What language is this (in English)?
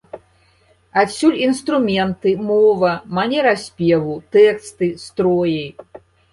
Belarusian